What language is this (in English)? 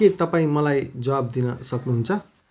Nepali